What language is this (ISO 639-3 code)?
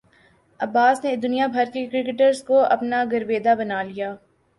urd